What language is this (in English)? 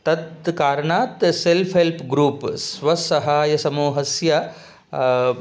Sanskrit